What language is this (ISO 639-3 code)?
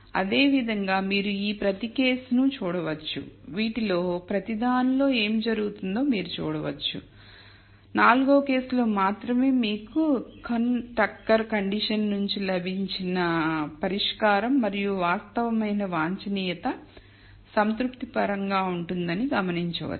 tel